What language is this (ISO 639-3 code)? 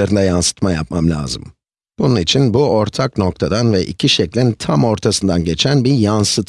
tur